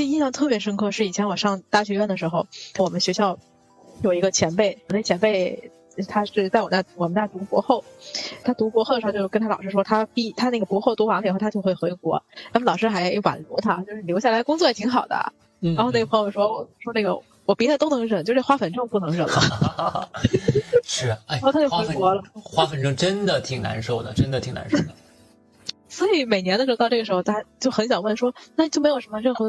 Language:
Chinese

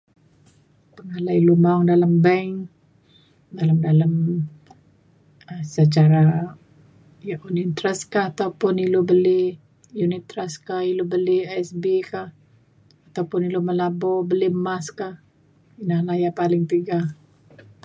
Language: Mainstream Kenyah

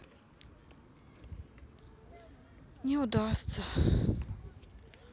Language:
Russian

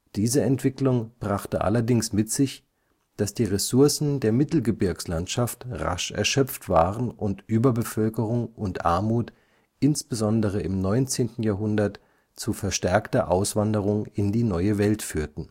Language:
German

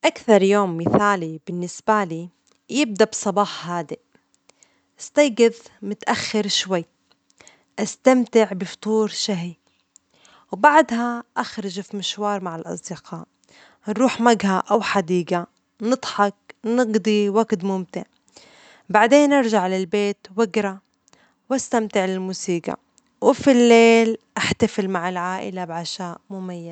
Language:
Omani Arabic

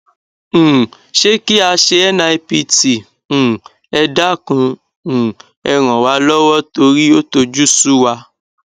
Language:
Yoruba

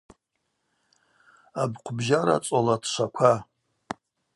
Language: Abaza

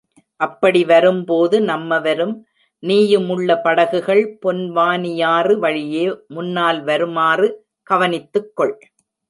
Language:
Tamil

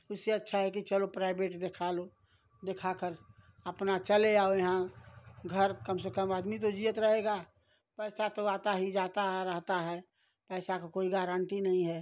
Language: Hindi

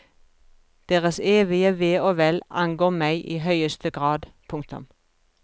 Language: Norwegian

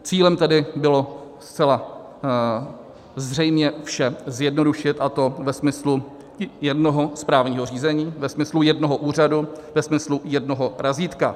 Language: Czech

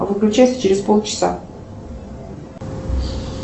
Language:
Russian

